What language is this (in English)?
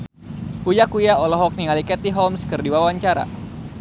Sundanese